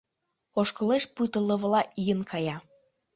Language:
Mari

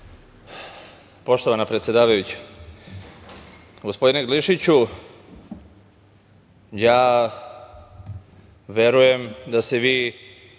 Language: Serbian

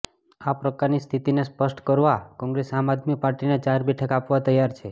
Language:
Gujarati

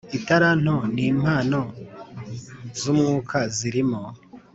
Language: Kinyarwanda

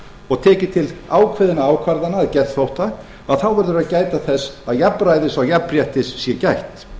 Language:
Icelandic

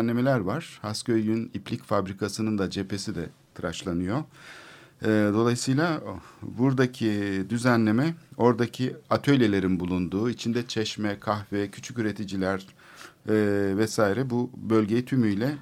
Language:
Turkish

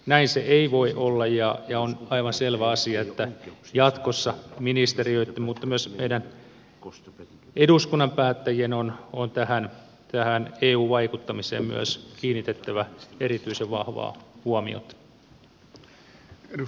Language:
Finnish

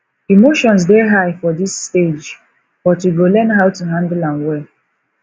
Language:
Nigerian Pidgin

